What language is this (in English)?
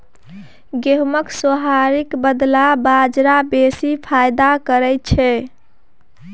Maithili